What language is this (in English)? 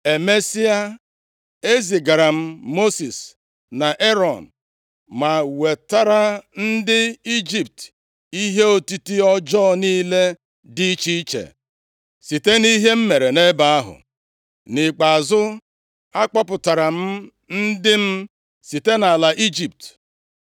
Igbo